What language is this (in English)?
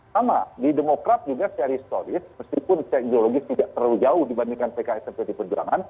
Indonesian